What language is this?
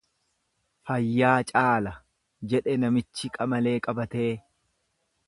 Oromo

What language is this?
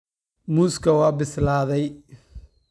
Somali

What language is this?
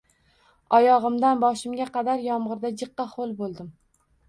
Uzbek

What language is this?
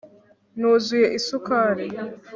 Kinyarwanda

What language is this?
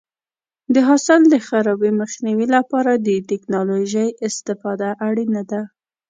Pashto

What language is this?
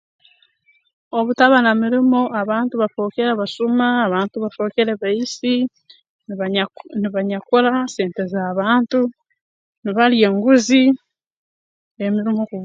Tooro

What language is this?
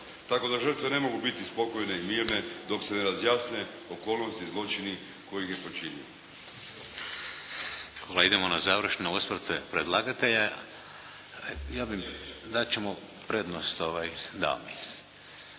Croatian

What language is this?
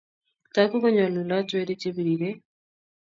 Kalenjin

